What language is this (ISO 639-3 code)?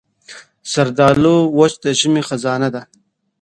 pus